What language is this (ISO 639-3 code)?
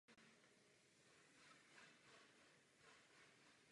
ces